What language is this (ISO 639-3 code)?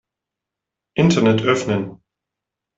deu